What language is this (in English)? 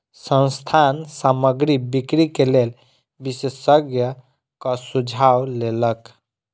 Maithili